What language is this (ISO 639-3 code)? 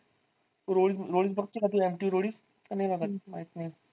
mar